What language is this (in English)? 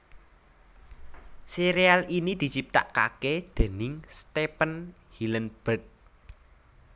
Javanese